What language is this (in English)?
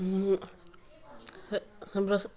Nepali